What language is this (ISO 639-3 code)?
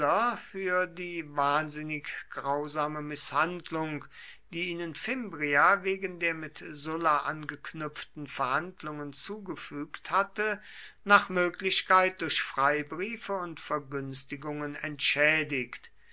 deu